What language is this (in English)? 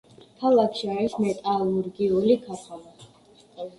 Georgian